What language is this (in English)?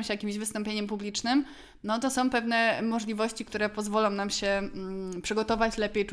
Polish